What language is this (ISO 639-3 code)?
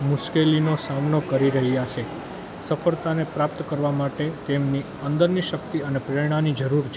guj